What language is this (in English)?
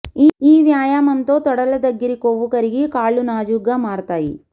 Telugu